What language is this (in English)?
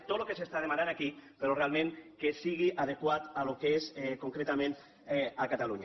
Catalan